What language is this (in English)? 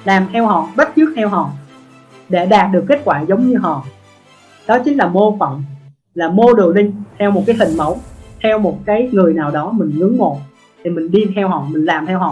Vietnamese